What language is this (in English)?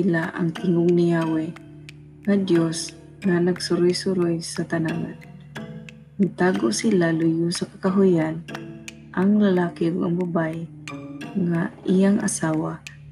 Filipino